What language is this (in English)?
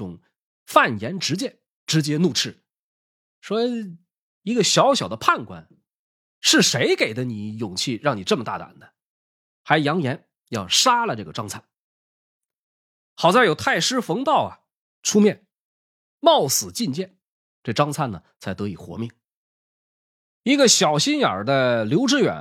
Chinese